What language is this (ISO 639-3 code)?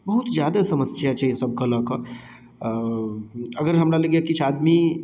mai